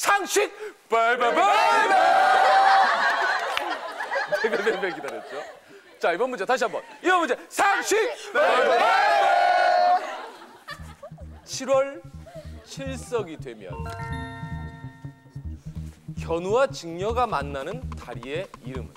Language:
Korean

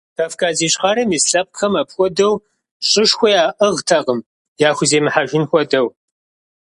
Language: Kabardian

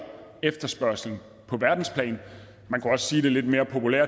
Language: Danish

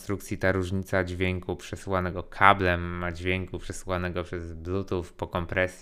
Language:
Polish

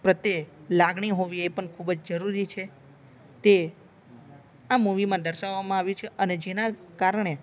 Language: Gujarati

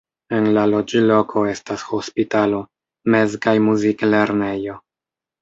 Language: Esperanto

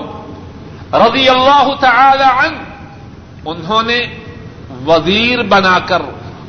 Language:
Urdu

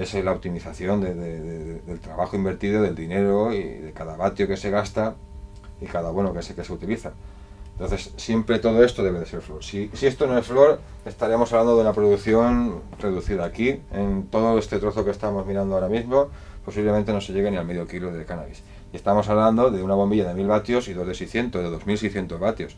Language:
Spanish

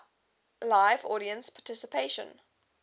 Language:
English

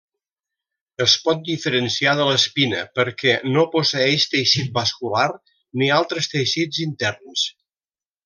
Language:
Catalan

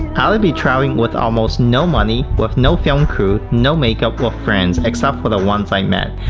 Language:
English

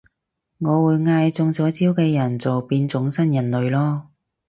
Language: Cantonese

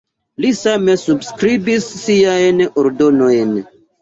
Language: Esperanto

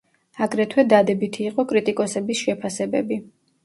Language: Georgian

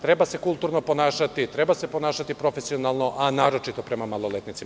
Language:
Serbian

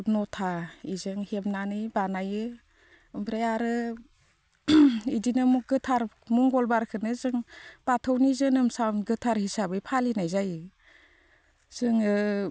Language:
Bodo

